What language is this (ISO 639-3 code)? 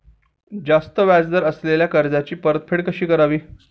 mar